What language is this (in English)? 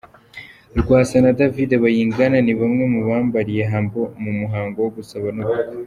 Kinyarwanda